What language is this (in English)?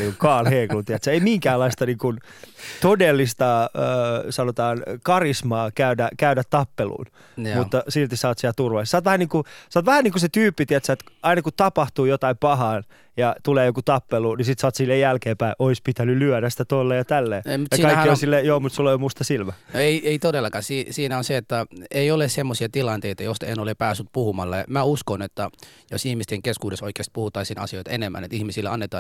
Finnish